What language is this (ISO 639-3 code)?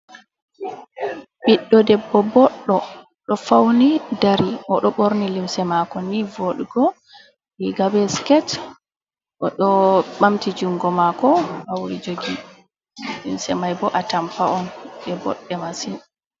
ful